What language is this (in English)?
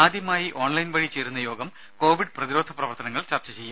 Malayalam